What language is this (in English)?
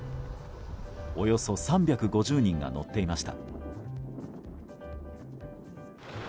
Japanese